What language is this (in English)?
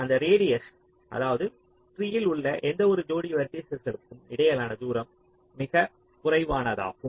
Tamil